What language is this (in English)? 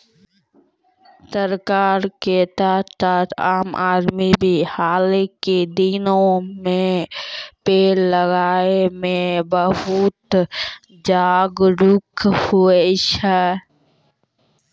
Maithili